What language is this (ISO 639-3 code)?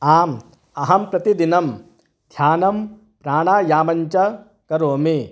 san